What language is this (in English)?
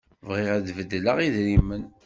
Kabyle